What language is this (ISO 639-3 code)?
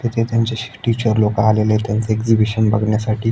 mar